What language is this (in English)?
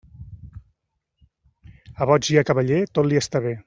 Catalan